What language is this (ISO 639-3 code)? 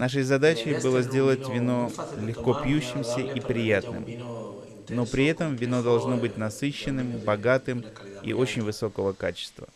rus